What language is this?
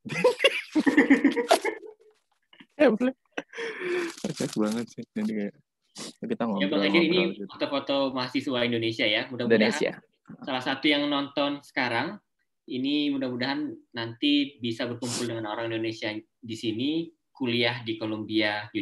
Indonesian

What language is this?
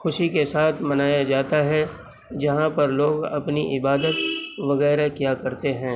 Urdu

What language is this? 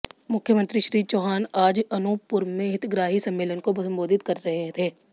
Hindi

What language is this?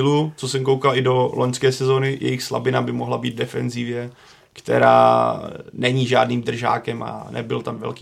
Czech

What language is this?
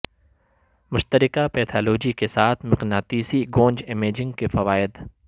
Urdu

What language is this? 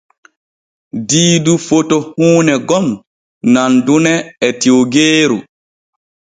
Borgu Fulfulde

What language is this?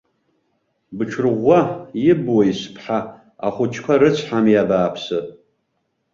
Abkhazian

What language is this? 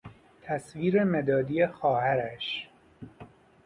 Persian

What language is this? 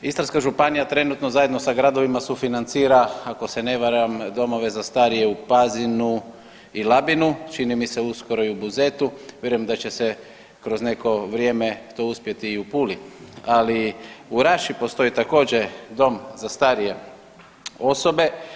Croatian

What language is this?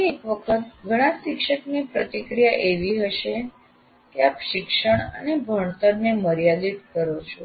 Gujarati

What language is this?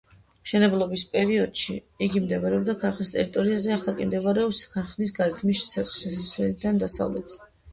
Georgian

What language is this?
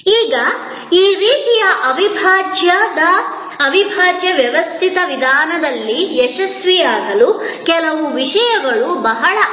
Kannada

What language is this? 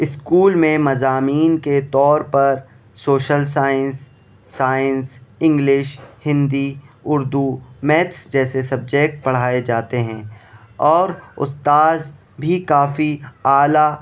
Urdu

